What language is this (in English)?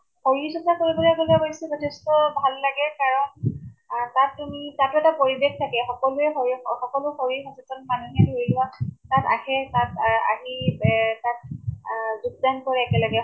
Assamese